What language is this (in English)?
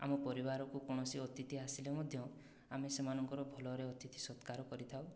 Odia